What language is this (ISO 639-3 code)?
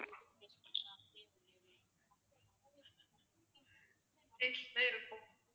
tam